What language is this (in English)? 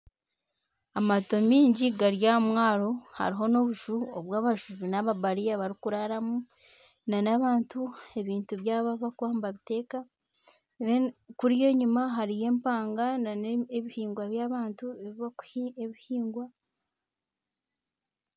Nyankole